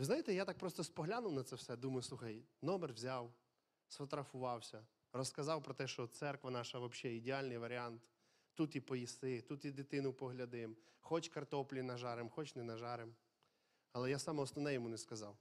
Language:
Ukrainian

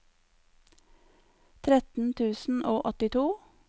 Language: Norwegian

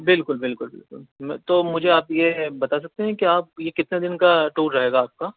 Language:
Urdu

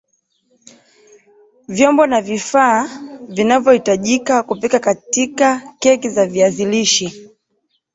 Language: Swahili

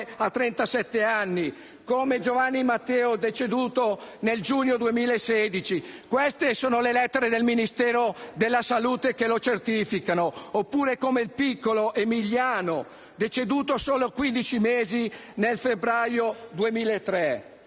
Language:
Italian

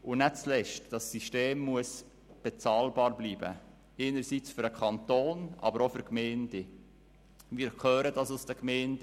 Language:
Swiss German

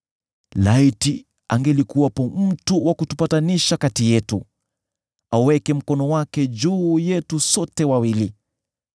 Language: Swahili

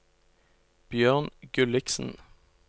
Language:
Norwegian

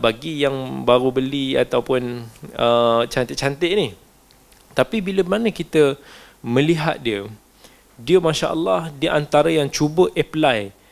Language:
Malay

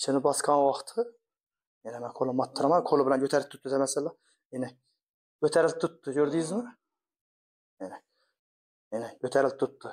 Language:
Turkish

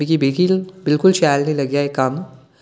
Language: Dogri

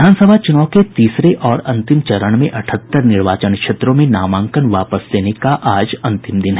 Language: Hindi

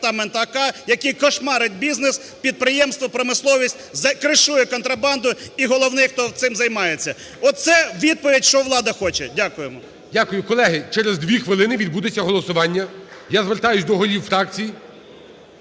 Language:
Ukrainian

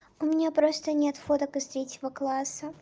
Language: Russian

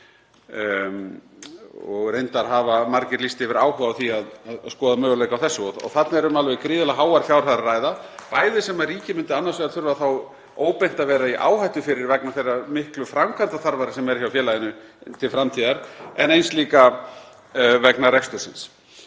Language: Icelandic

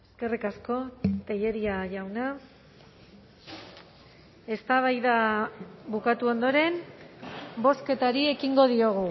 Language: Basque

